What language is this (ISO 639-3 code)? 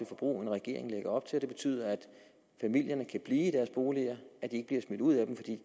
dan